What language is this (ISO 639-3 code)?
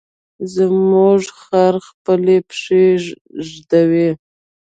pus